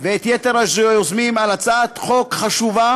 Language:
Hebrew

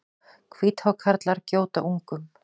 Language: Icelandic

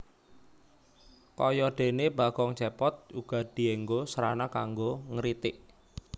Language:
Javanese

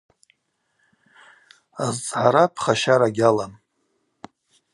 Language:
Abaza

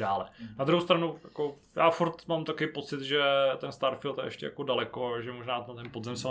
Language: Czech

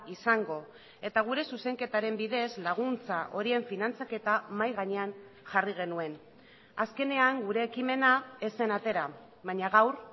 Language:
Basque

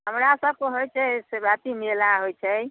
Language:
Maithili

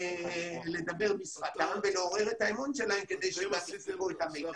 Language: Hebrew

